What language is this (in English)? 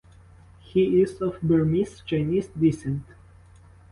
English